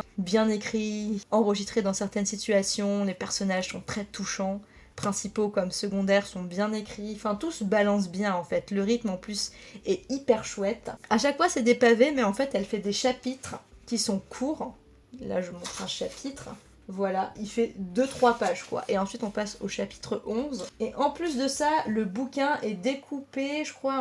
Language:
French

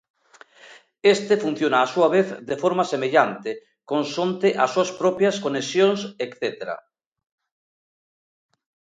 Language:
Galician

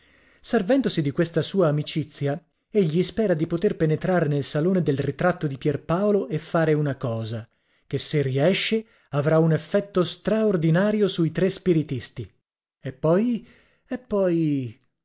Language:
Italian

